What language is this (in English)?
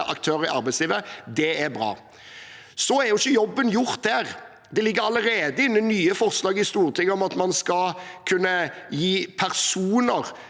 Norwegian